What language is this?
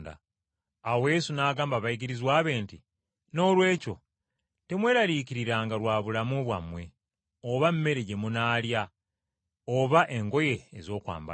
Ganda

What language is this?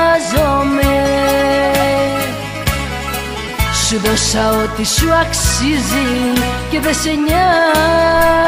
Greek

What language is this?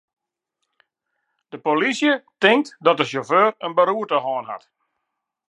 Western Frisian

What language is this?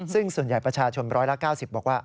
Thai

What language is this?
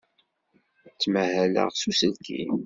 Kabyle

